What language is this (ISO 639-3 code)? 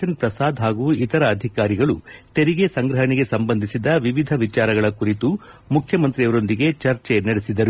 kan